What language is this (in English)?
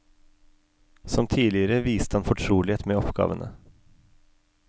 Norwegian